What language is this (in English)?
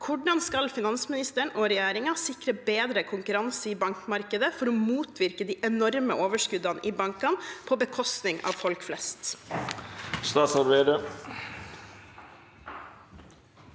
Norwegian